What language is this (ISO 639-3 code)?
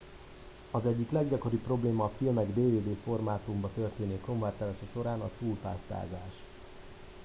hun